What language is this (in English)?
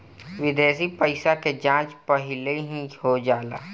Bhojpuri